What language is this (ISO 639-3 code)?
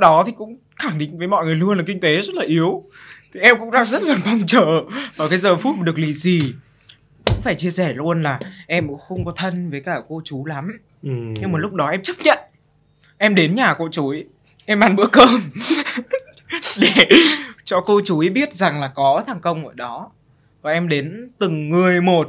vie